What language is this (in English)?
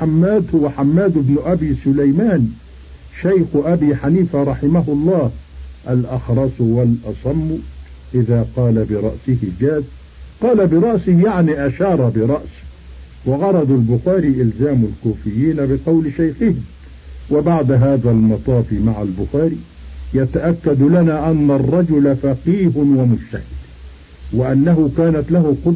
Arabic